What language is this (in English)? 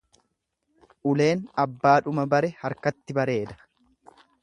Oromo